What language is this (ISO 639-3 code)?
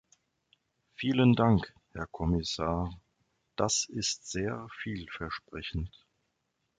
deu